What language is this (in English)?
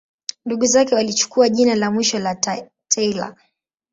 Swahili